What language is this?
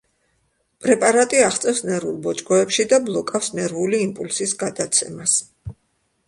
Georgian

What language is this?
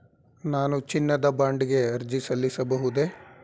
Kannada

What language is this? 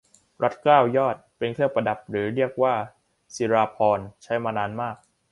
Thai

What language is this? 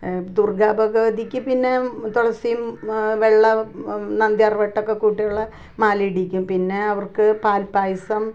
Malayalam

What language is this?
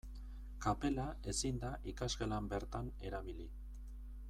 Basque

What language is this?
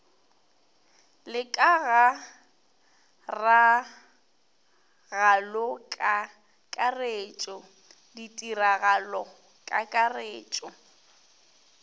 Northern Sotho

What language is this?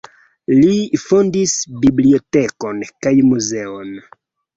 Esperanto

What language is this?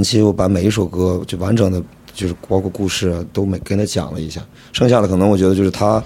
Chinese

